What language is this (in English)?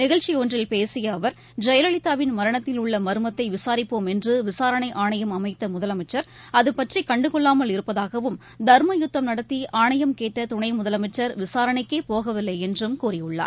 Tamil